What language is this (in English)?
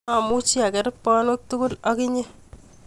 Kalenjin